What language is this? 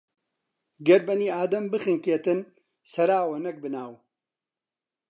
Central Kurdish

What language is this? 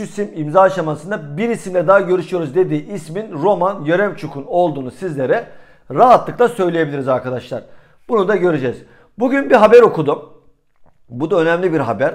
Turkish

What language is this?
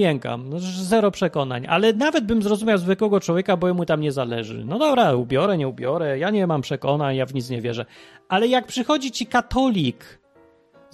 Polish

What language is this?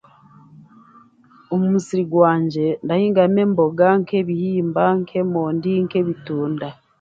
Chiga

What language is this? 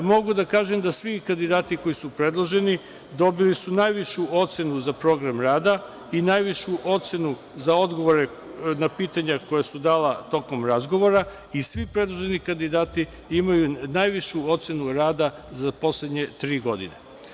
Serbian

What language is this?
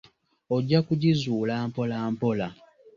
Ganda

